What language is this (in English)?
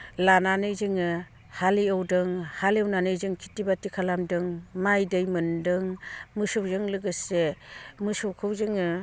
Bodo